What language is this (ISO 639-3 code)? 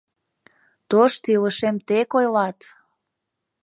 chm